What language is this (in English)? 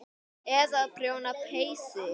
Icelandic